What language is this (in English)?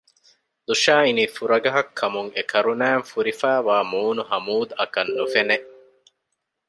Divehi